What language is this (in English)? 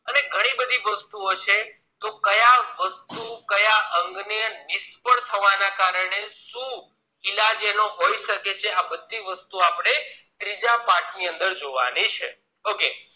Gujarati